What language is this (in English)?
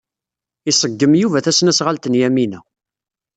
Kabyle